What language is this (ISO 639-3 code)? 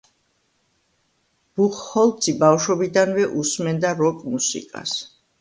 kat